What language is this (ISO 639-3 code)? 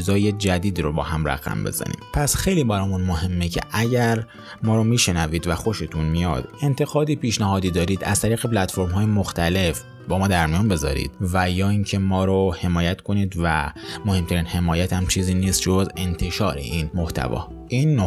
fas